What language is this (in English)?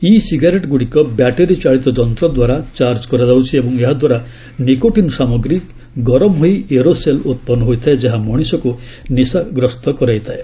Odia